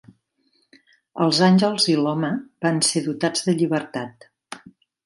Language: Catalan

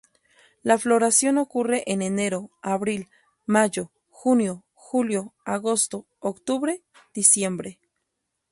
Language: Spanish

